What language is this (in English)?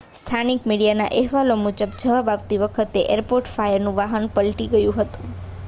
Gujarati